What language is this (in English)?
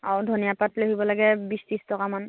Assamese